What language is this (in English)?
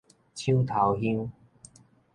Min Nan Chinese